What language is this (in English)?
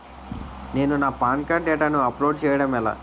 Telugu